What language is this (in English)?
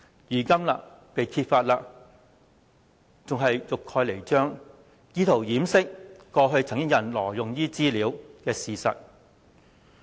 Cantonese